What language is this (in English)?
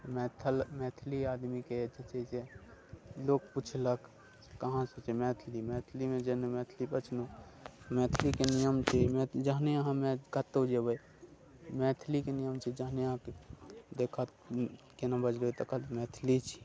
Maithili